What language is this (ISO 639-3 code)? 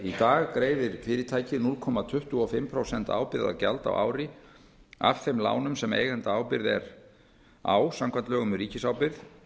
isl